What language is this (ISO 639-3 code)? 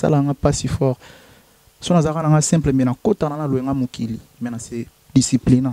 fra